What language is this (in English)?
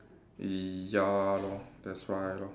English